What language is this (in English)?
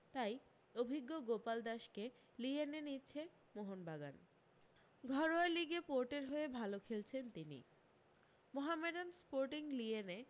Bangla